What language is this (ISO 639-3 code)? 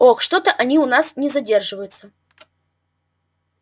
rus